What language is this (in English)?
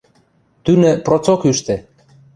Western Mari